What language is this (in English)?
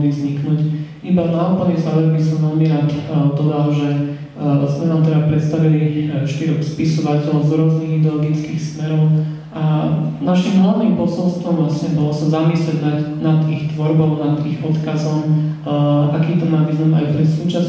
Slovak